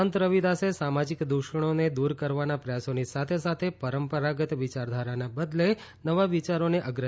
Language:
Gujarati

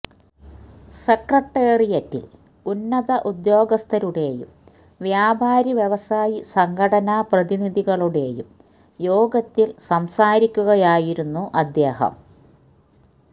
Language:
Malayalam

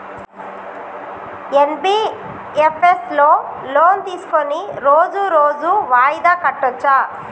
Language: Telugu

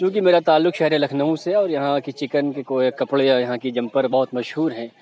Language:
Urdu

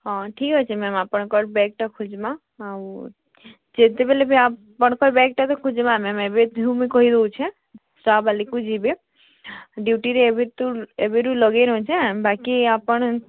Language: Odia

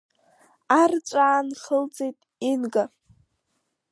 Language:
Abkhazian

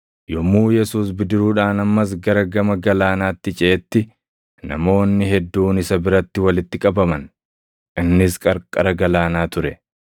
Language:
Oromo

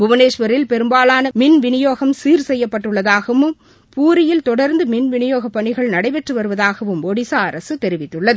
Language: Tamil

